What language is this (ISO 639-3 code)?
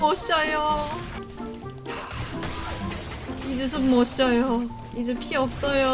kor